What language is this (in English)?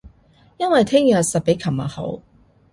Cantonese